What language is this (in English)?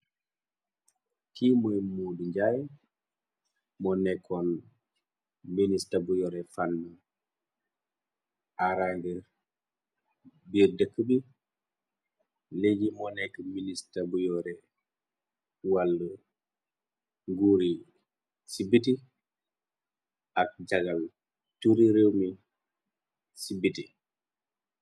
Wolof